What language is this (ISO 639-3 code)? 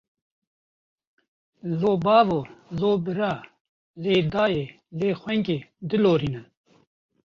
kur